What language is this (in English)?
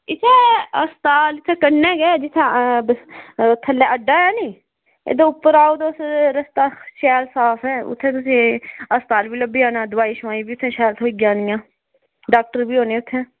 Dogri